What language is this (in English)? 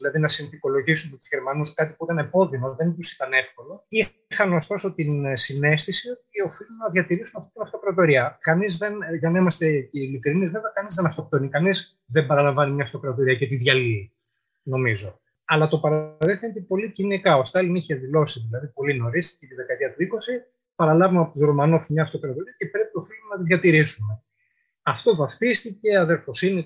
Greek